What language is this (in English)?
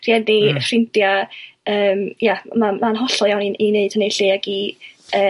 Welsh